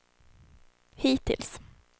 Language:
Swedish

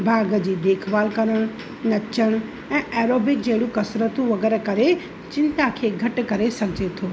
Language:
Sindhi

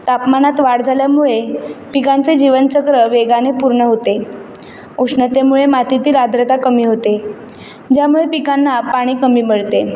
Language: Marathi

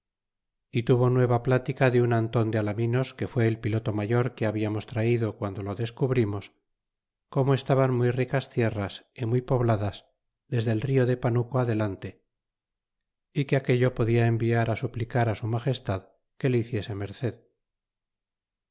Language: Spanish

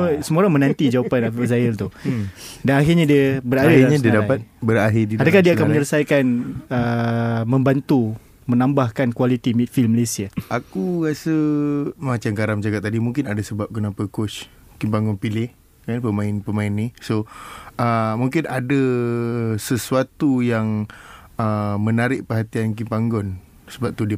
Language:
Malay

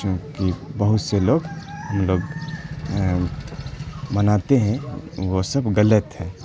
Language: Urdu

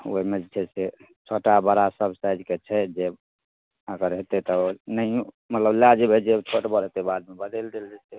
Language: Maithili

